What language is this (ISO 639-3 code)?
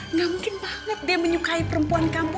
ind